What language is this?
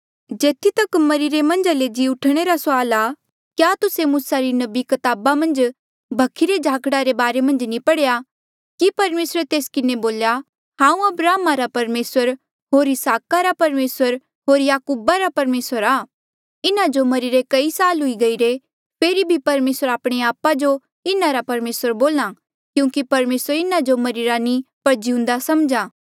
Mandeali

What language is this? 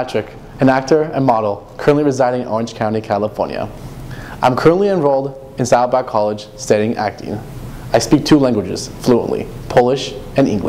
English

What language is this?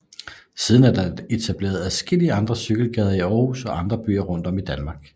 Danish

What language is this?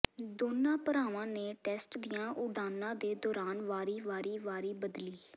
Punjabi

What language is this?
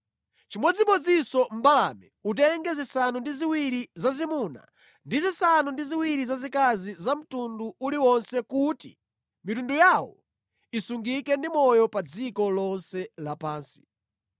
Nyanja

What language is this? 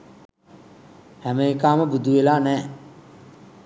Sinhala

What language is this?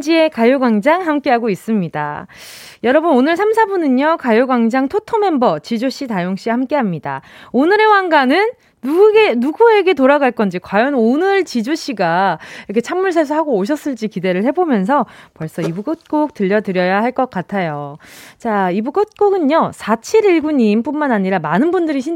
Korean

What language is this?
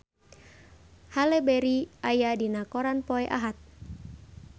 Sundanese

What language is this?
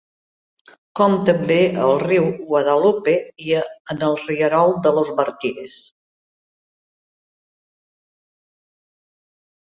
Catalan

